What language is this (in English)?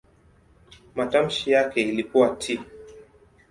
Swahili